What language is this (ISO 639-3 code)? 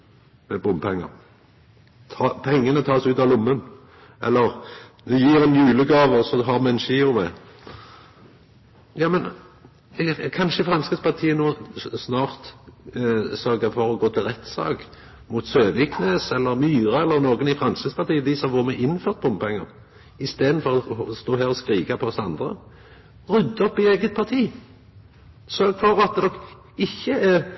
nno